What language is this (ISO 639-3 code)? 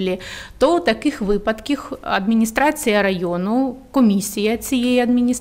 ukr